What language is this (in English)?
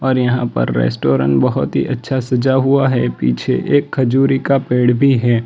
Hindi